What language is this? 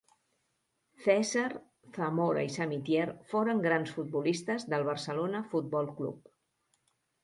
Catalan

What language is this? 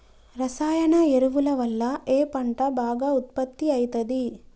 Telugu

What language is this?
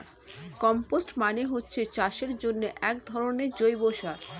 Bangla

